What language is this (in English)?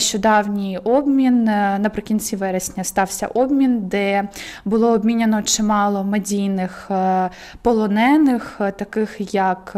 Ukrainian